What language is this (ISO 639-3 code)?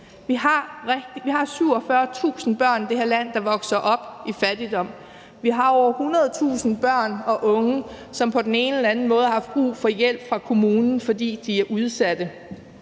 dan